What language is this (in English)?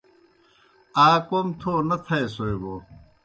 Kohistani Shina